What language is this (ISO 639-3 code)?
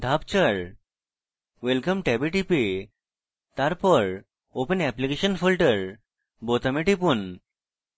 ben